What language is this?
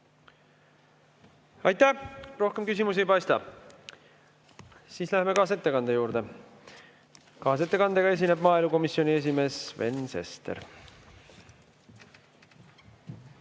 Estonian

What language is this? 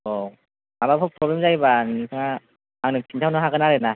Bodo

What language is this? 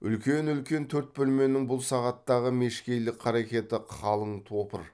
Kazakh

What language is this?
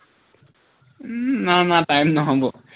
Assamese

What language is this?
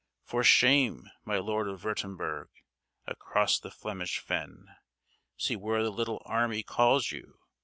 English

